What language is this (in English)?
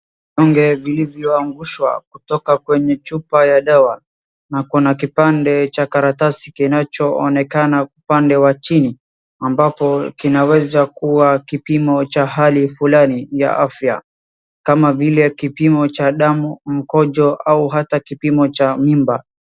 Swahili